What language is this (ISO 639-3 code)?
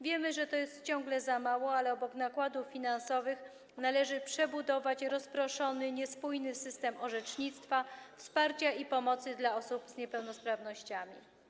pol